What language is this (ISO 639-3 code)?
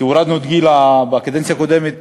heb